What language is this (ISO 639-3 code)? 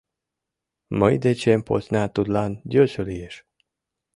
chm